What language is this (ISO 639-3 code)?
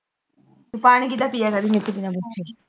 pan